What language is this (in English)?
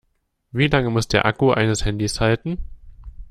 German